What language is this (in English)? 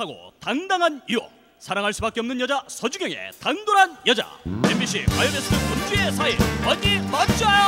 Korean